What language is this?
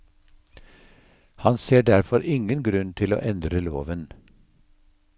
Norwegian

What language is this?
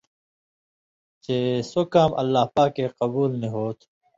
Indus Kohistani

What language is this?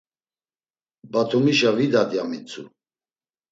Laz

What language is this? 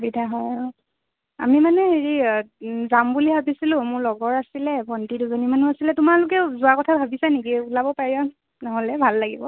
Assamese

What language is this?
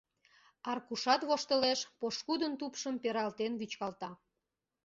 Mari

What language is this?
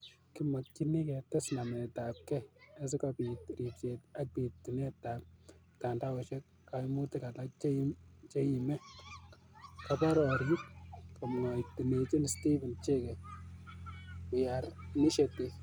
Kalenjin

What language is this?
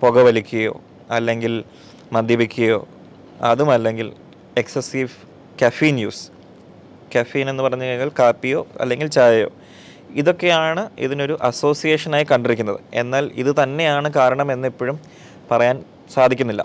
Malayalam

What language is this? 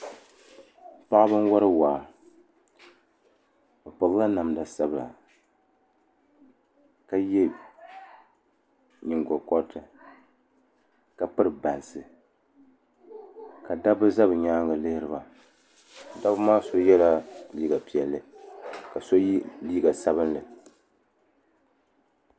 Dagbani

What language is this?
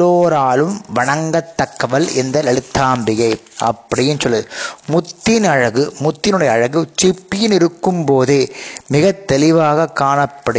Tamil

